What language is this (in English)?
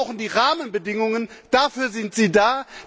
German